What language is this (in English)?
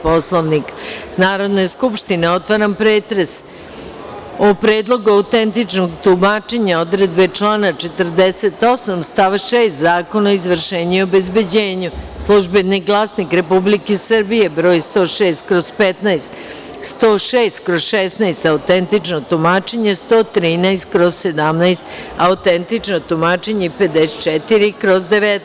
Serbian